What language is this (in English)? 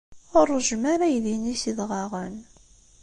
Kabyle